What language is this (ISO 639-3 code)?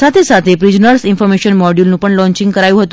guj